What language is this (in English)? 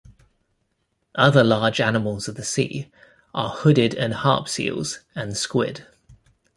English